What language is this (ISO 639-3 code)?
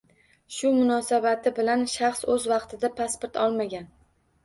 uzb